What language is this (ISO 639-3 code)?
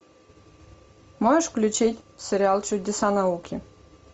rus